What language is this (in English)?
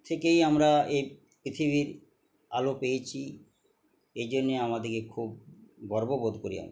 Bangla